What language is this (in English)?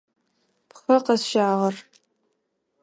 Adyghe